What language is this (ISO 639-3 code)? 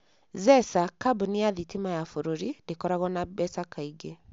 kik